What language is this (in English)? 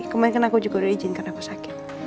Indonesian